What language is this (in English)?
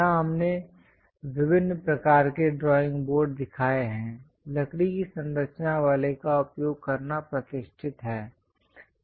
Hindi